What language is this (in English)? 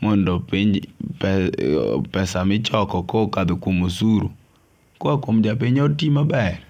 Luo (Kenya and Tanzania)